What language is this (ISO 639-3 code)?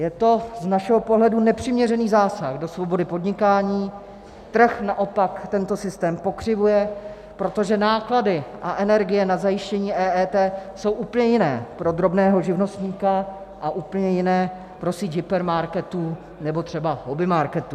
ces